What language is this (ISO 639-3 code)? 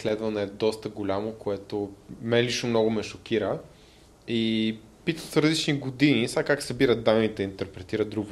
bul